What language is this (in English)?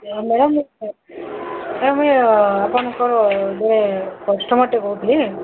Odia